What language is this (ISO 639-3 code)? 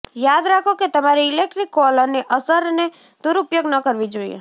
guj